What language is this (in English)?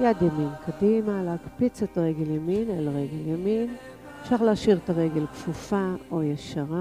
Hebrew